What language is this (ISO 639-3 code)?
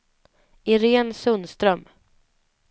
swe